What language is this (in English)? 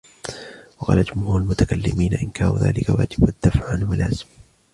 Arabic